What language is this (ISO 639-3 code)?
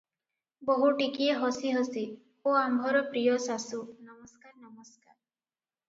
ori